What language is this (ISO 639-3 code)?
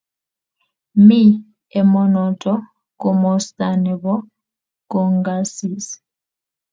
kln